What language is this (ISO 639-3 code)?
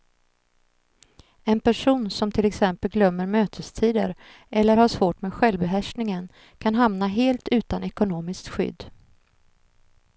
swe